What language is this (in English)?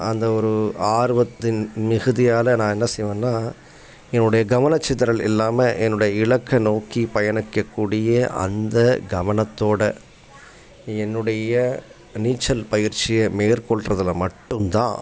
Tamil